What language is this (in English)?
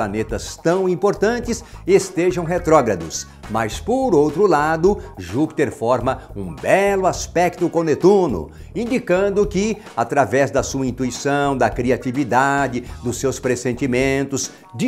Portuguese